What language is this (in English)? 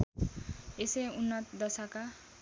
Nepali